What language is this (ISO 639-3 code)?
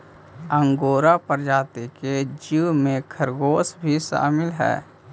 mag